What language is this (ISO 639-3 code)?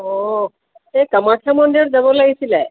asm